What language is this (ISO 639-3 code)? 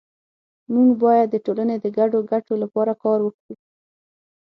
pus